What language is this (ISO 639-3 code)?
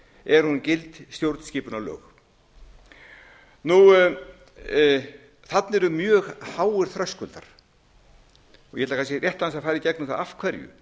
isl